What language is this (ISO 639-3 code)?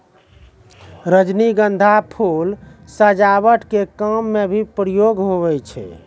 mai